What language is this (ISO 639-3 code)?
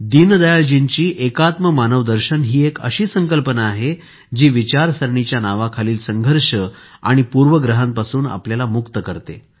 mar